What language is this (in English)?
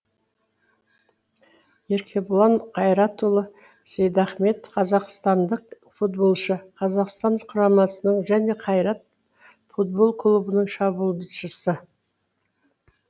Kazakh